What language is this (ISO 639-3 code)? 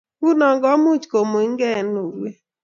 kln